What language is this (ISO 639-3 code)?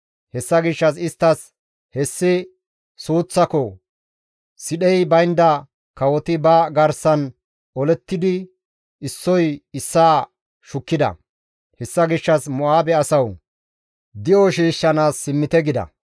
gmv